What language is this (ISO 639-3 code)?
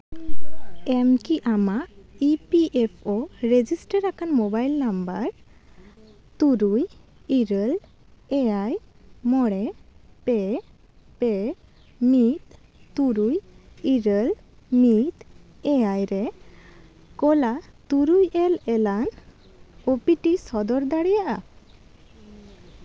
sat